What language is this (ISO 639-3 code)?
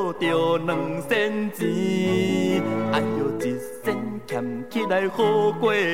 zho